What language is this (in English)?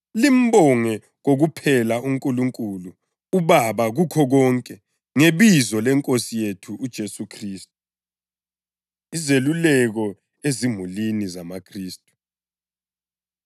North Ndebele